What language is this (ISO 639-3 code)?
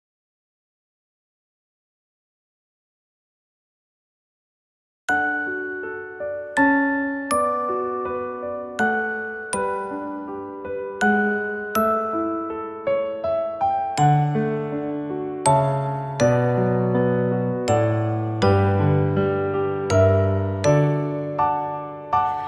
vie